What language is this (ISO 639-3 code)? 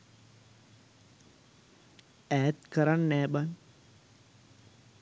sin